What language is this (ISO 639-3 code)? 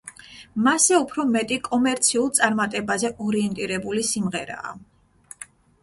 kat